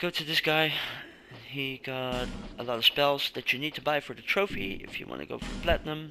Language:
English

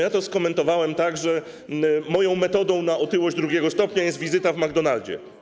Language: Polish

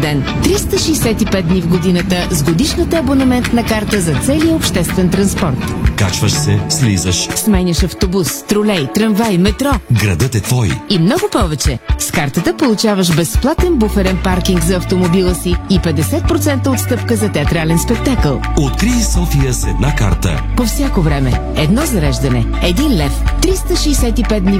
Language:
Bulgarian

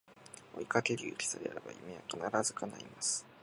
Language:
Japanese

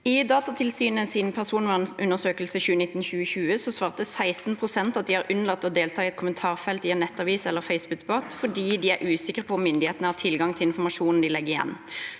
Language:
Norwegian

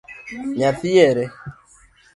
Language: Luo (Kenya and Tanzania)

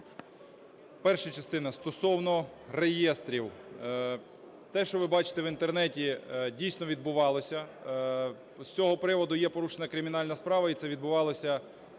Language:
Ukrainian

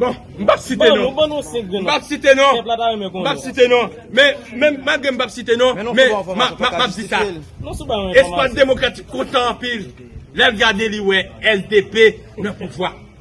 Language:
French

